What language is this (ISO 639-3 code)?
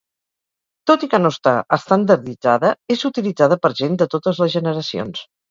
cat